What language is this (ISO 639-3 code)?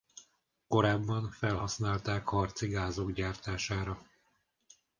hun